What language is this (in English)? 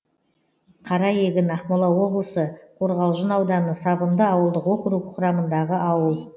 Kazakh